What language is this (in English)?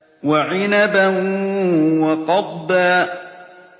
Arabic